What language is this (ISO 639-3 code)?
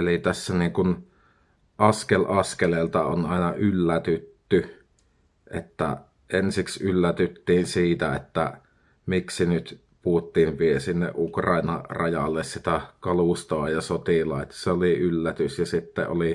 fin